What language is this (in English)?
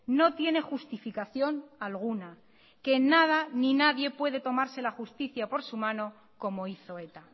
Spanish